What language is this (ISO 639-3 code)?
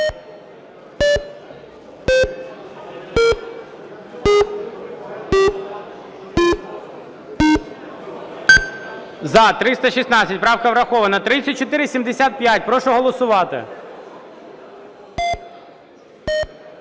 ukr